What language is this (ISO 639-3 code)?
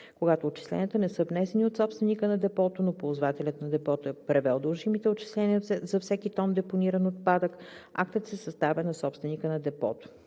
bul